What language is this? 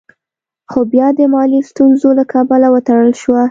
Pashto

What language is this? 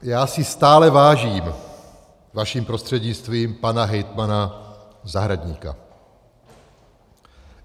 Czech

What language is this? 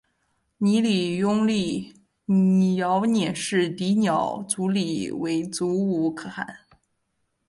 Chinese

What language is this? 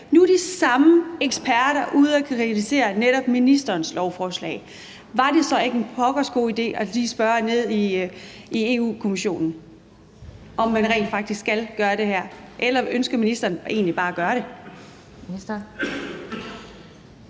Danish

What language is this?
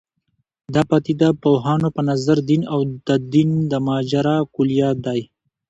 Pashto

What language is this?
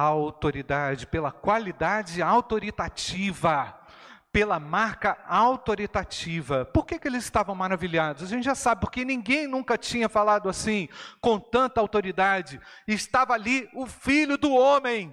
Portuguese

